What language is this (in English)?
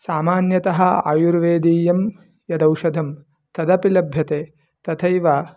Sanskrit